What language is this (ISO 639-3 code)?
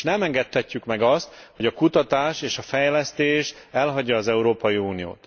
hun